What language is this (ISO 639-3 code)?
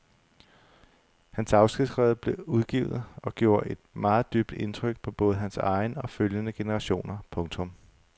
dan